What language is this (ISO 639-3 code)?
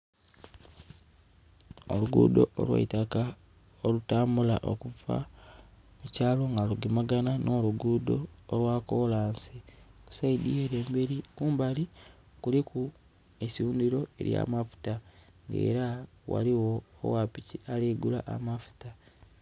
xog